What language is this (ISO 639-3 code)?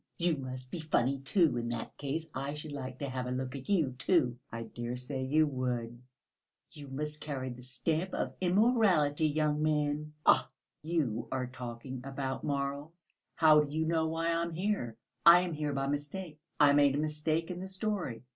eng